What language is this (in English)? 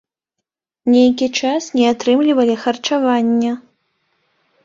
Belarusian